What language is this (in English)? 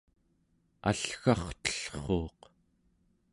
Central Yupik